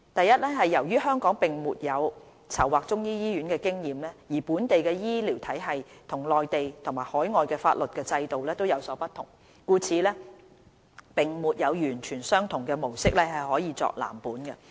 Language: Cantonese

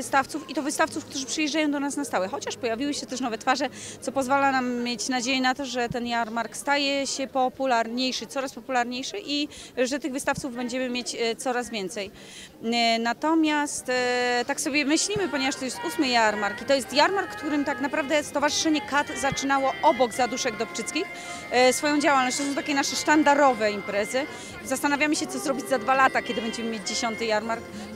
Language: Polish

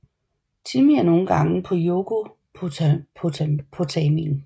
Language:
Danish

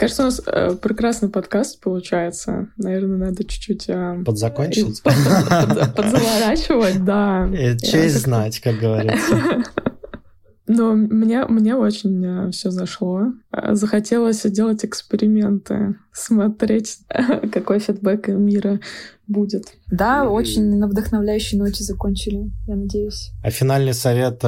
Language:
Russian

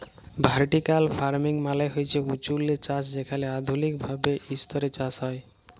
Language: Bangla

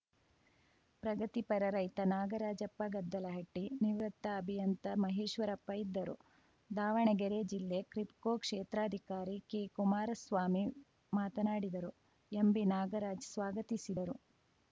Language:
Kannada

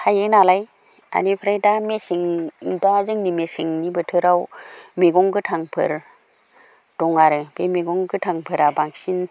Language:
Bodo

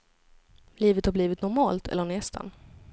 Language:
Swedish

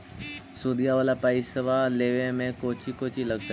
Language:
Magahi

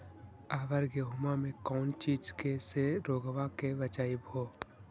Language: Magahi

